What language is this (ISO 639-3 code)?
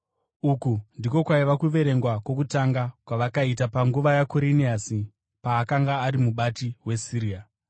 sna